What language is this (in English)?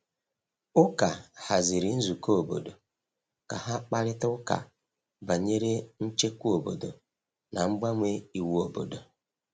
Igbo